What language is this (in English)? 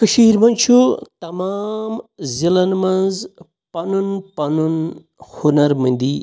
Kashmiri